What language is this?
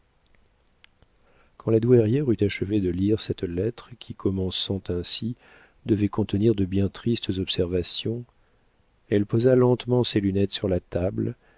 French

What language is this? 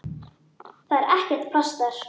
Icelandic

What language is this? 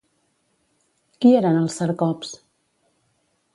Catalan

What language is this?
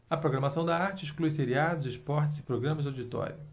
Portuguese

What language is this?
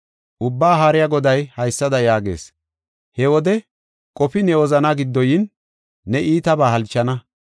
Gofa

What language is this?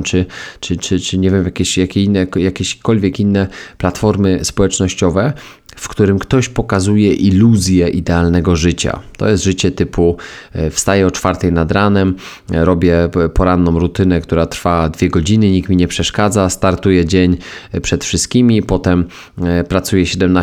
Polish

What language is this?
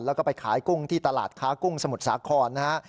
Thai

